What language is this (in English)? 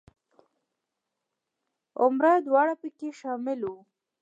Pashto